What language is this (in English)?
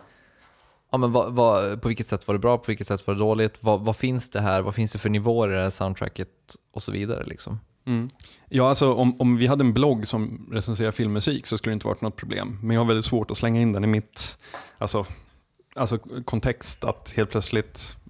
Swedish